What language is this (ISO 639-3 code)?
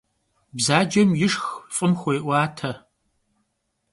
kbd